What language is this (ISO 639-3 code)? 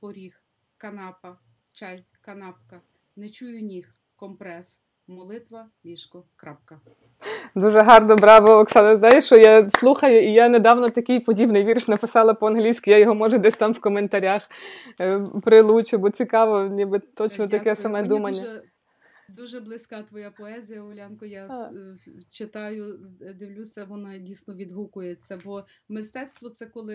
ukr